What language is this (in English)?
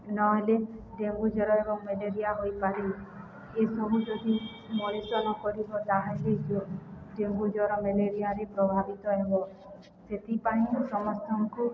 Odia